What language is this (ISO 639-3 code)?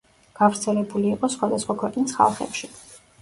kat